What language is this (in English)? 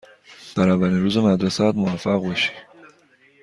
Persian